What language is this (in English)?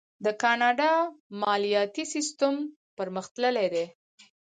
Pashto